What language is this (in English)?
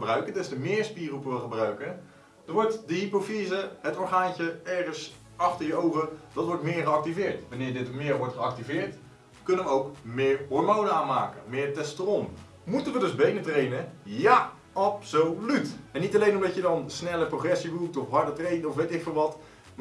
Dutch